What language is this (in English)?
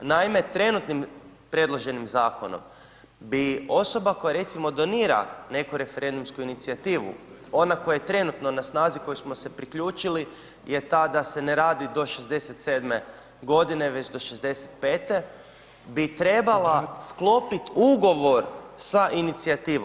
Croatian